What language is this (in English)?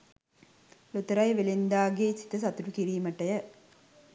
Sinhala